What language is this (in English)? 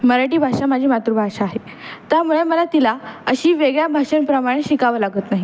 Marathi